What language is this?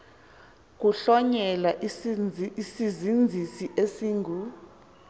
Xhosa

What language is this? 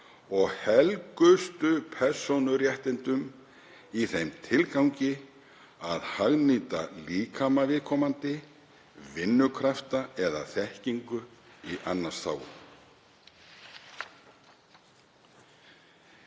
Icelandic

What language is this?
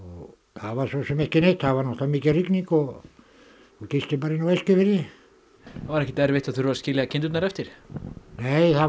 Icelandic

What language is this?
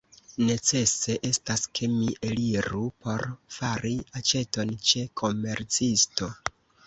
Esperanto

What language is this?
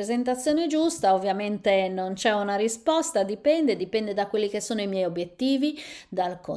Italian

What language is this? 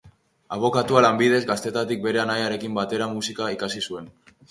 Basque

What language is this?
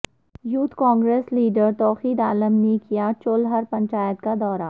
Urdu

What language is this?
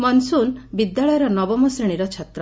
Odia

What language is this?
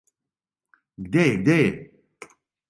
Serbian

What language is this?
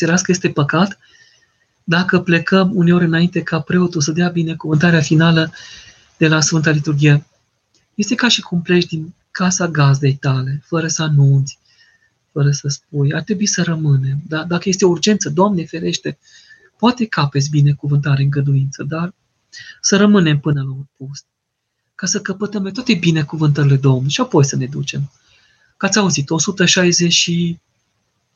Romanian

